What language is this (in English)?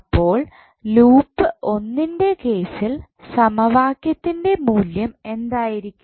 Malayalam